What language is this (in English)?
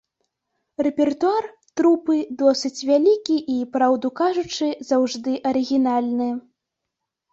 Belarusian